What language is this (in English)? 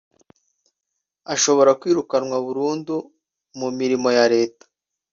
Kinyarwanda